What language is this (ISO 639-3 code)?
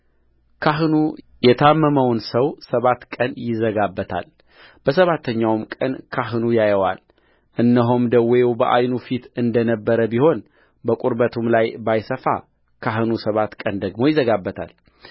amh